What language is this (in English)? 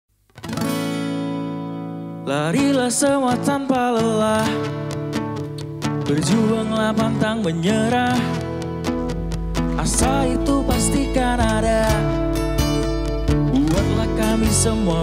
Indonesian